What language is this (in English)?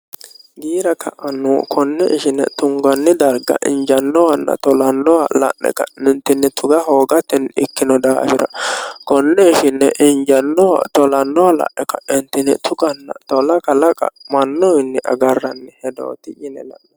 Sidamo